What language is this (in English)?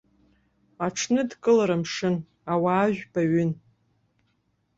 Abkhazian